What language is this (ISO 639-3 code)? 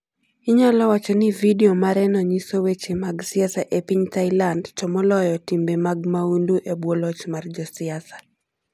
luo